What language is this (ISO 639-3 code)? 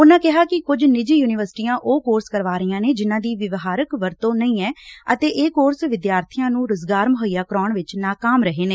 pan